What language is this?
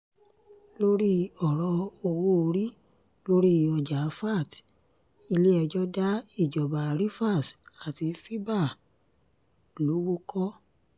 Yoruba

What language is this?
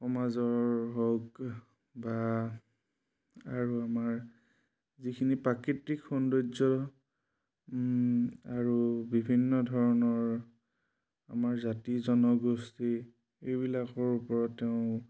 Assamese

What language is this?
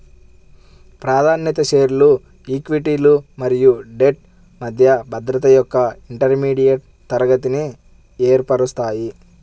Telugu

